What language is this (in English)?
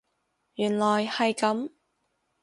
Cantonese